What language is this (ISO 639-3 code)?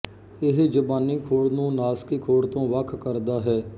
pan